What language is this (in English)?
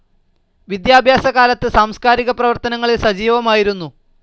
Malayalam